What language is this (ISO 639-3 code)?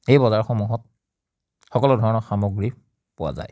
asm